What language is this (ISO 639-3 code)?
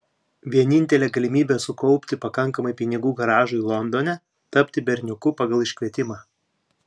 lit